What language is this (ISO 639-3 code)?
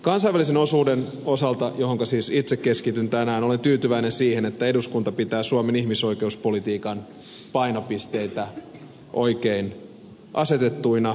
fin